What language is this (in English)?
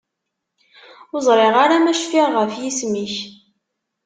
Kabyle